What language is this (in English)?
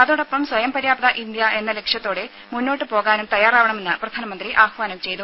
Malayalam